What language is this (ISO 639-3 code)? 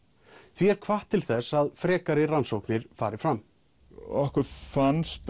isl